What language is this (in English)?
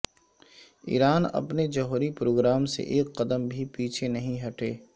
Urdu